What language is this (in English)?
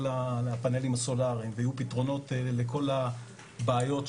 Hebrew